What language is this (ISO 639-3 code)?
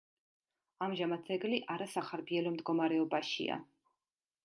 kat